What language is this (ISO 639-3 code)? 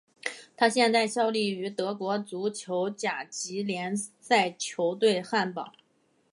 zho